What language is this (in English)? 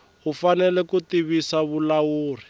Tsonga